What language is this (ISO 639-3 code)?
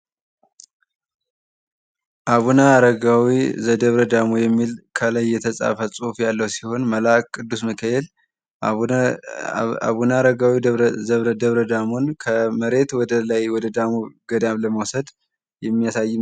amh